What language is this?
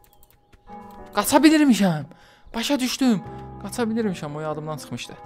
Turkish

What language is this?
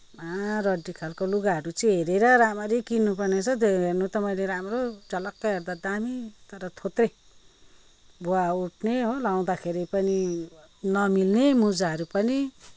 Nepali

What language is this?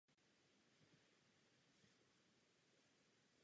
Czech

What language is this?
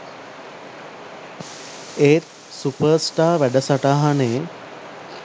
Sinhala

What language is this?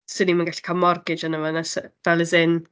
Welsh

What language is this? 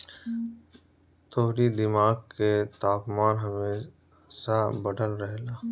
Bhojpuri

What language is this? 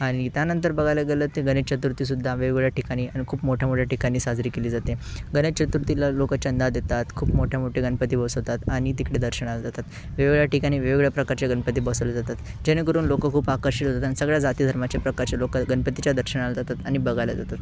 Marathi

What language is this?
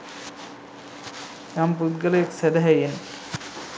Sinhala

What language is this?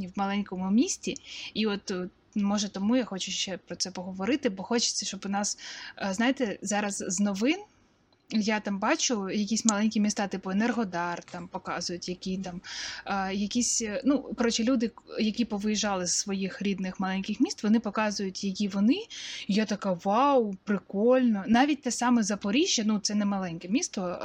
Ukrainian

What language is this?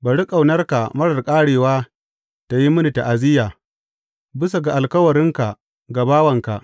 Hausa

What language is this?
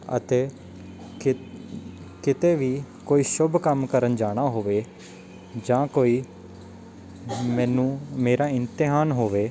Punjabi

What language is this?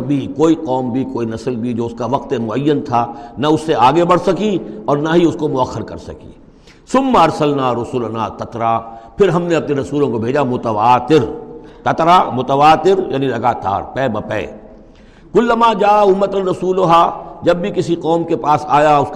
Urdu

